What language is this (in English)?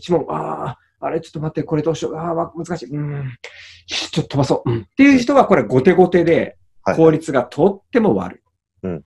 Japanese